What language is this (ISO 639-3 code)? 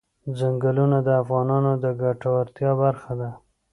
pus